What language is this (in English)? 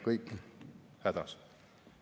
Estonian